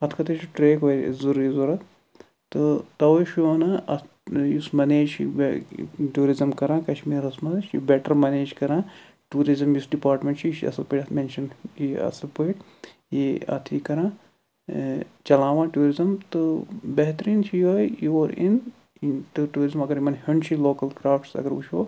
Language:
Kashmiri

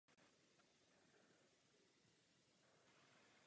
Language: Czech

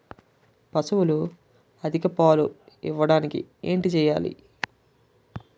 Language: Telugu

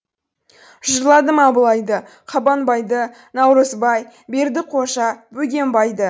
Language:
Kazakh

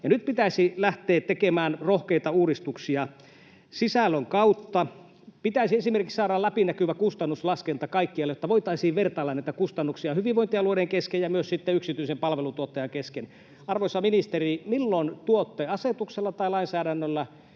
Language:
Finnish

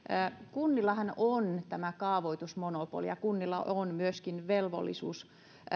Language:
Finnish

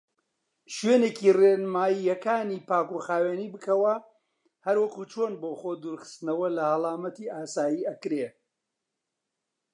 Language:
Central Kurdish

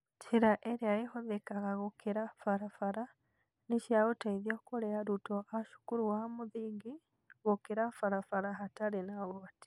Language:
Kikuyu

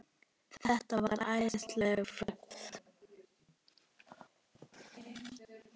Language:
Icelandic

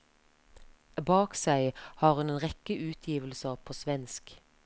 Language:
Norwegian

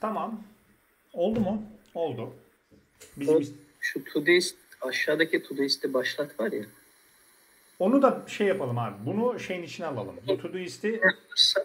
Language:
Turkish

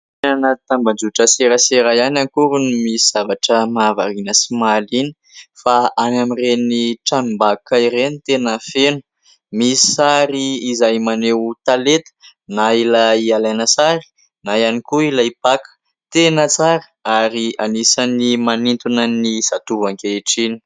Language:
Malagasy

